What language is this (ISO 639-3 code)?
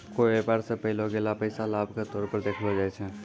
mai